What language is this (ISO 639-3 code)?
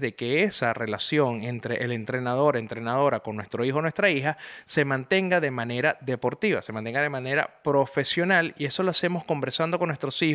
spa